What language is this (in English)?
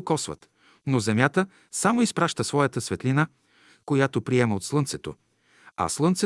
Bulgarian